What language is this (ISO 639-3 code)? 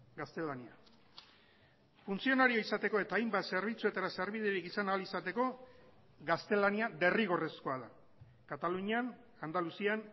eus